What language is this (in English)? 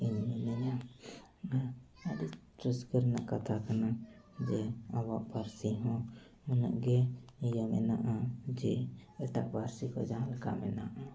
Santali